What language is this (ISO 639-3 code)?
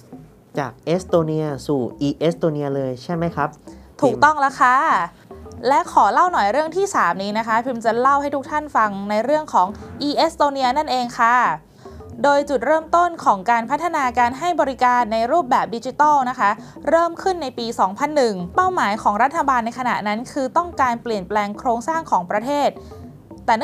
tha